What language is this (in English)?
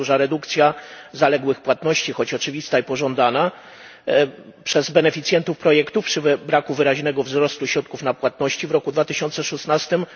Polish